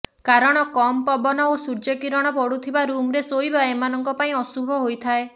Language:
Odia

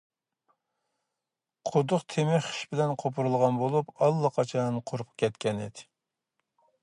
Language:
Uyghur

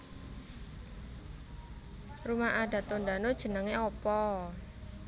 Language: Javanese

